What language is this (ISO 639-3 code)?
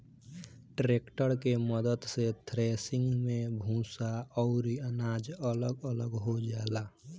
bho